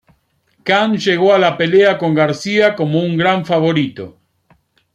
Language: Spanish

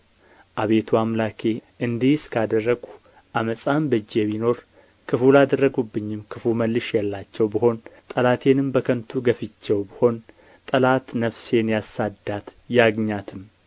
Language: Amharic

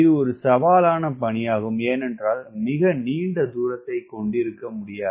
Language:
Tamil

